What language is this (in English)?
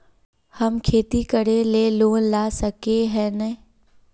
Magahi